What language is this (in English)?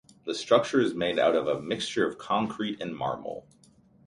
English